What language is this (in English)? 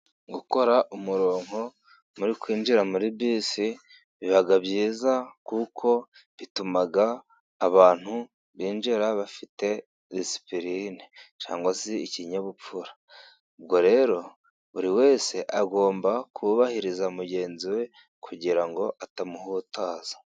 Kinyarwanda